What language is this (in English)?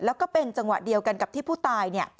Thai